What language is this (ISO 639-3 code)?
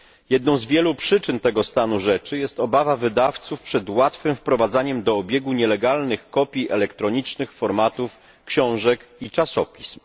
pol